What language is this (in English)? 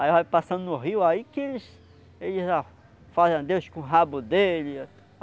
Portuguese